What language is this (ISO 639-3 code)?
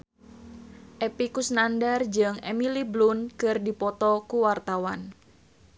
sun